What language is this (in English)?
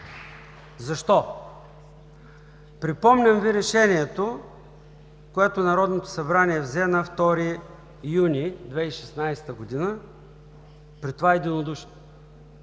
Bulgarian